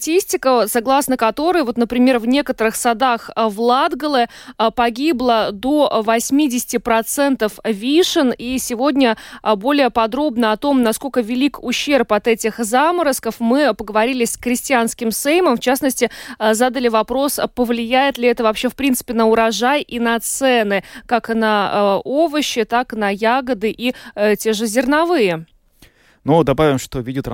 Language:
Russian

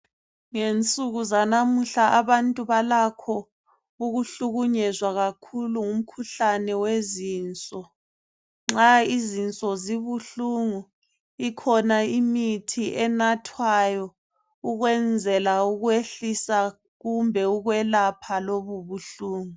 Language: North Ndebele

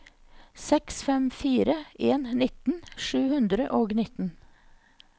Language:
Norwegian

